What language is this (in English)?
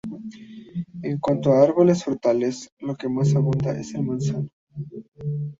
Spanish